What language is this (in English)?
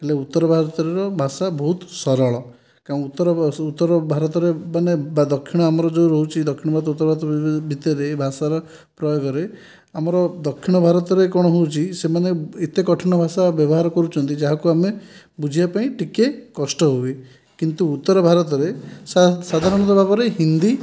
Odia